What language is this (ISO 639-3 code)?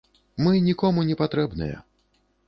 bel